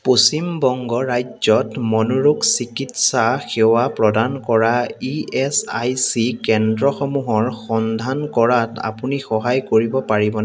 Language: Assamese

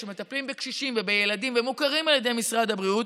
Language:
Hebrew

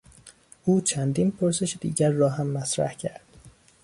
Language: Persian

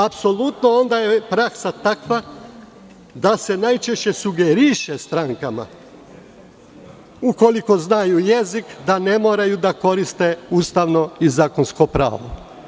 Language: Serbian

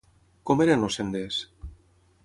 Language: Catalan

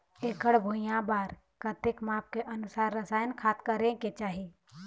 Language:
Chhattisgarhi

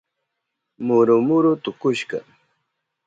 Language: Southern Pastaza Quechua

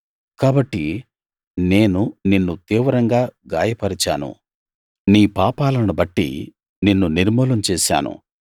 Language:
Telugu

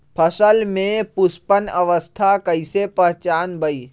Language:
Magahi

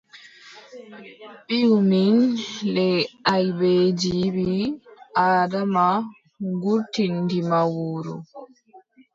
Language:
Adamawa Fulfulde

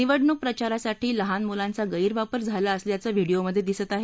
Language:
Marathi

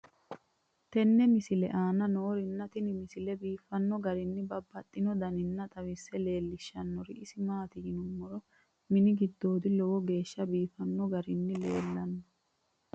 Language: Sidamo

